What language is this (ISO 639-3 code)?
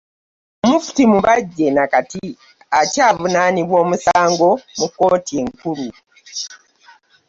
lug